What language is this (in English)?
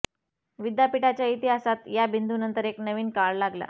Marathi